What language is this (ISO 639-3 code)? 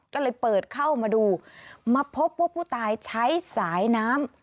tha